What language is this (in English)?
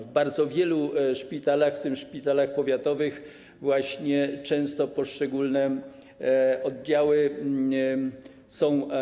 Polish